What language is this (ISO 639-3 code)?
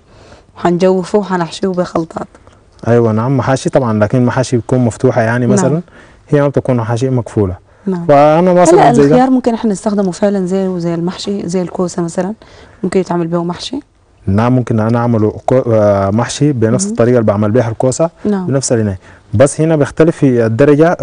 ara